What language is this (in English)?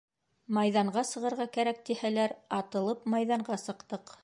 Bashkir